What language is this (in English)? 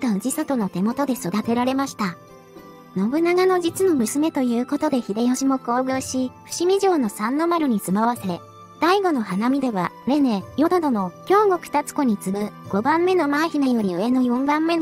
Japanese